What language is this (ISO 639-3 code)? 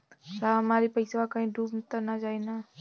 bho